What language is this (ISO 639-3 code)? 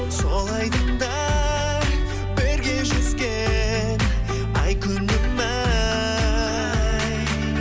kaz